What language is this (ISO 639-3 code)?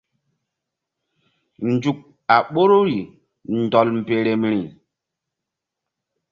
mdd